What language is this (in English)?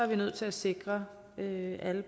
Danish